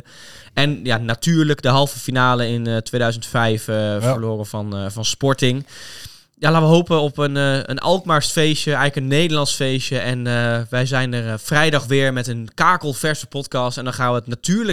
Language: Dutch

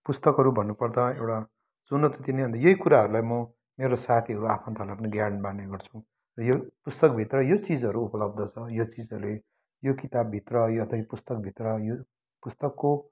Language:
Nepali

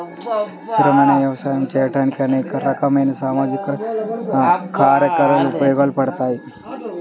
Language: Telugu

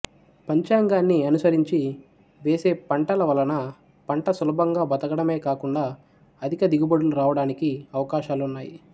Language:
Telugu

